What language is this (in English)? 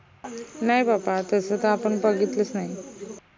Marathi